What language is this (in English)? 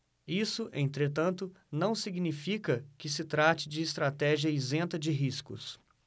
Portuguese